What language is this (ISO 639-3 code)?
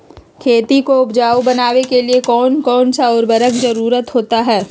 mag